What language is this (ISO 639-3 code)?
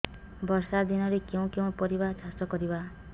ori